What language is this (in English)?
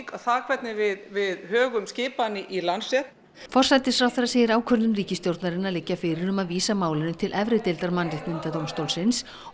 Icelandic